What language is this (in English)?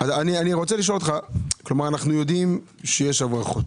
Hebrew